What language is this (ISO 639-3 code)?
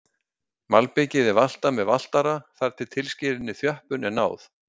isl